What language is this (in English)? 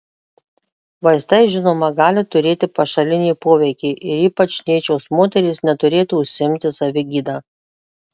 Lithuanian